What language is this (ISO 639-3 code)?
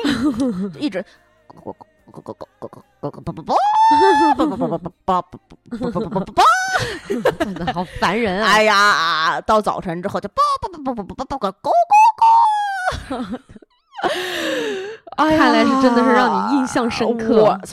zho